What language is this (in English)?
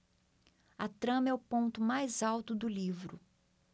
Portuguese